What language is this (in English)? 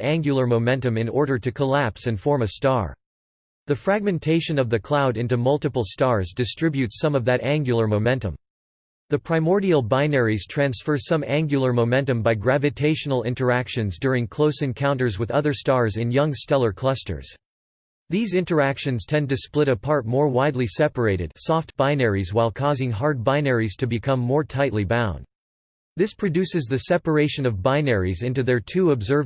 English